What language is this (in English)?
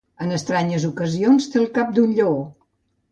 Catalan